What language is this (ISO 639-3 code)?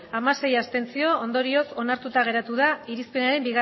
eus